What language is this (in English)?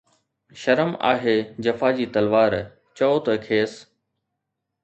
Sindhi